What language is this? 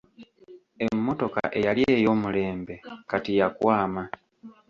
Ganda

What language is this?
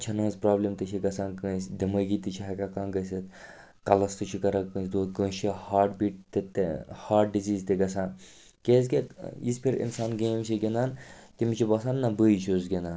Kashmiri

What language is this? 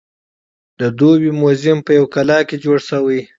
Pashto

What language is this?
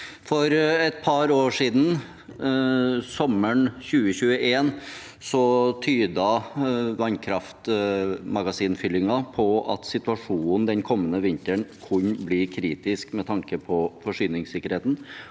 Norwegian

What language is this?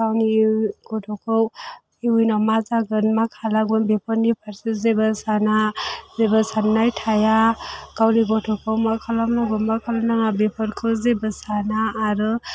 Bodo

